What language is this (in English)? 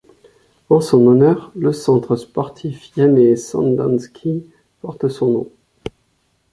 French